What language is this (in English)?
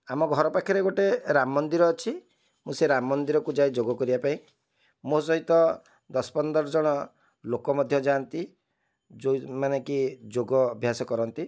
Odia